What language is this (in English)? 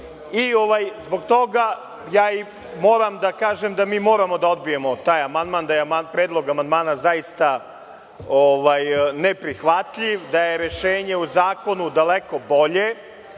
Serbian